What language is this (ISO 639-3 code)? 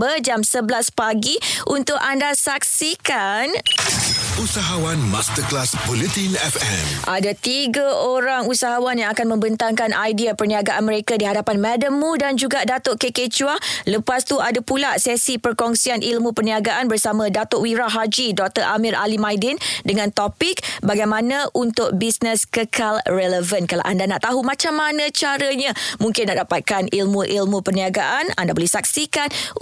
msa